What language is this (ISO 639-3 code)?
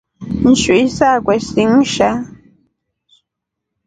rof